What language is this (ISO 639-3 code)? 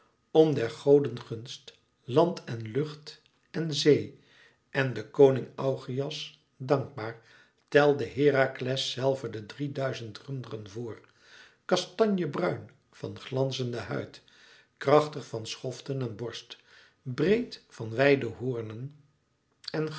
nld